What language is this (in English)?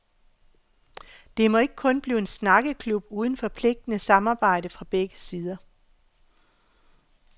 Danish